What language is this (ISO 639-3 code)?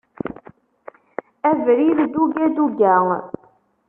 kab